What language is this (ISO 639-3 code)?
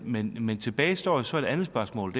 dan